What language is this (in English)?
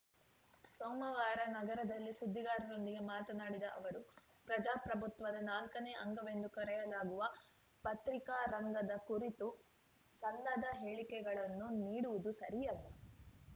Kannada